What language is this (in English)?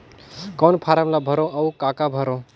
Chhattisgarhi